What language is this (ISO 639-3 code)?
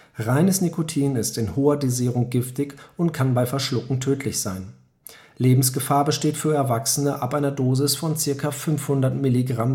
deu